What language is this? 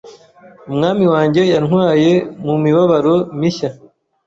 Kinyarwanda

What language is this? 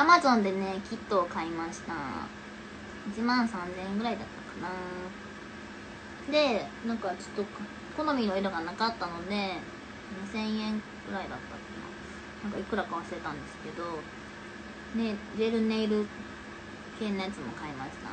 Japanese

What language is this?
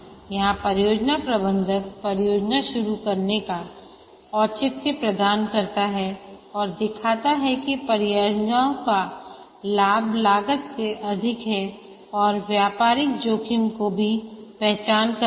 Hindi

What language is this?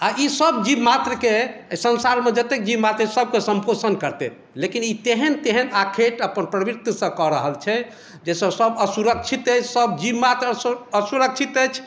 Maithili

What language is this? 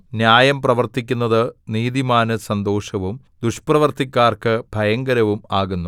Malayalam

